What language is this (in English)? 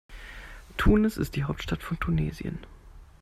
German